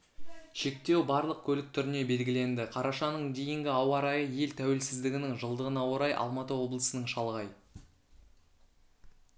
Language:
Kazakh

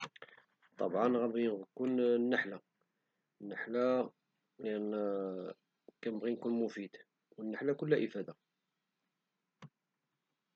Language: Moroccan Arabic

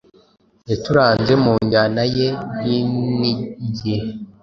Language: Kinyarwanda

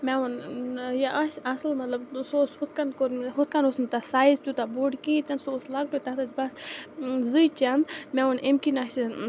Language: Kashmiri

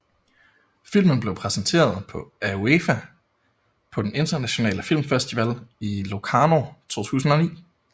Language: Danish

